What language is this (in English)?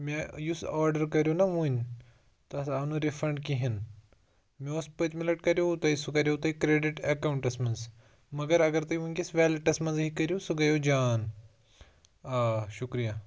Kashmiri